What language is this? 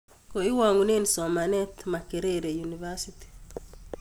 Kalenjin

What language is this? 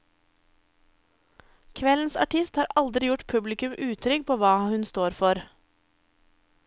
Norwegian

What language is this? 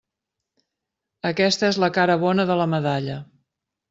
Catalan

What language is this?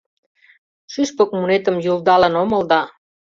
Mari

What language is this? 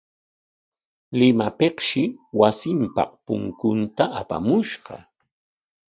Corongo Ancash Quechua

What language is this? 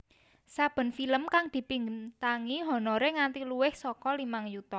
Javanese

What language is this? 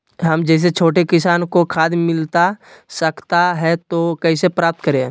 Magahi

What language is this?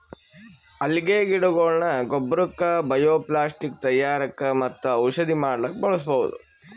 Kannada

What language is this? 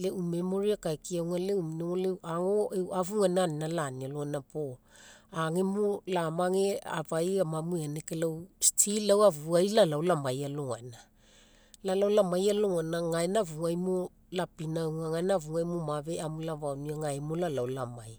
Mekeo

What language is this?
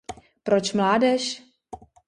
Czech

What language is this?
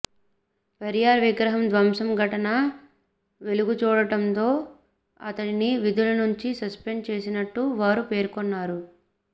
Telugu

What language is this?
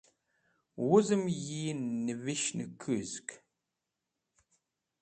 Wakhi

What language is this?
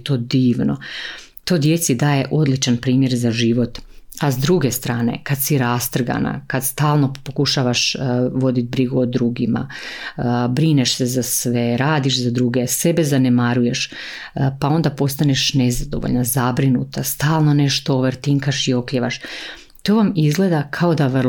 Croatian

